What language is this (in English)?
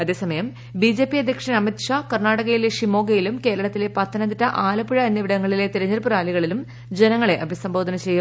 Malayalam